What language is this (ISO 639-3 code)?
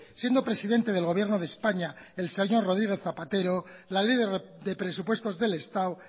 spa